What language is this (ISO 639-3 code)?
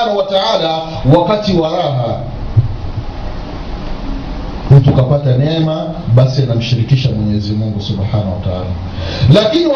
swa